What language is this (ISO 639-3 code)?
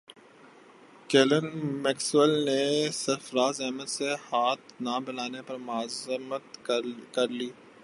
urd